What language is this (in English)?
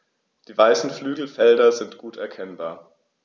German